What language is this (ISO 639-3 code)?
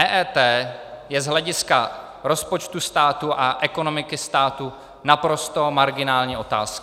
ces